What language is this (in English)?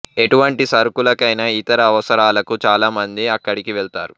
Telugu